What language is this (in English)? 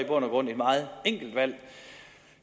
Danish